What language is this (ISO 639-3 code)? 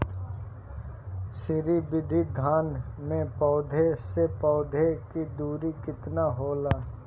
bho